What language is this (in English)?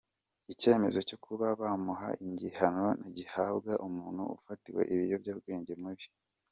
Kinyarwanda